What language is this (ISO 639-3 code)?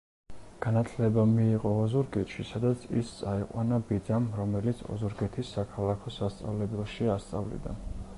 kat